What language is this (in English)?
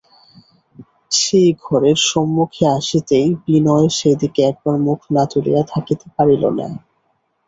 Bangla